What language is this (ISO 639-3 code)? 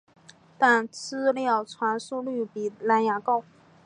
zho